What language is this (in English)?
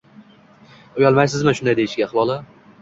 Uzbek